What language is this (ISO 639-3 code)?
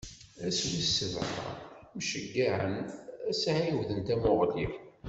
kab